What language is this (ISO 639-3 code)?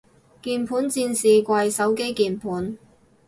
yue